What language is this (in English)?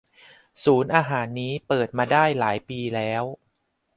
Thai